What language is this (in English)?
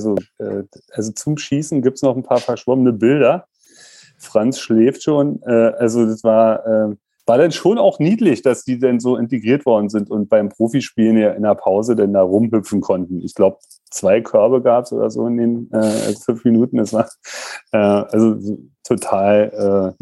German